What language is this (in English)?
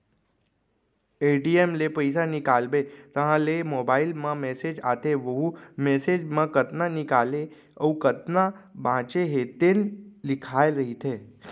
Chhattisgarhi